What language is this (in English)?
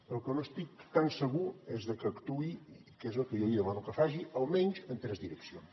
Catalan